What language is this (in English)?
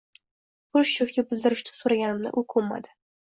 Uzbek